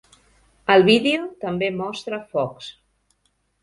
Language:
Catalan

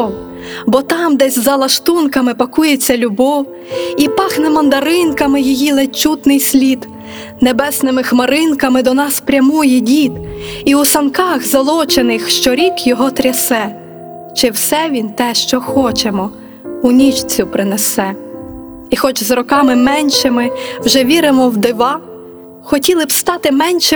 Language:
Ukrainian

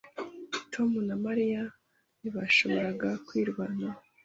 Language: Kinyarwanda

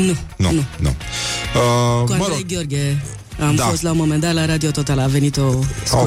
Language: Romanian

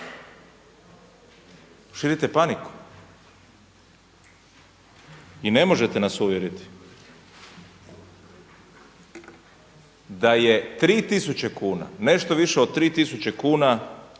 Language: Croatian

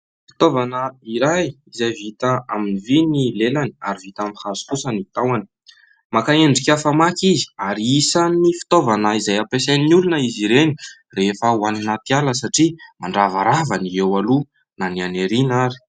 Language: Malagasy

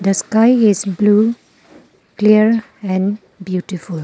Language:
English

